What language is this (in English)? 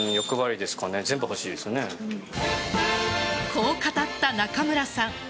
Japanese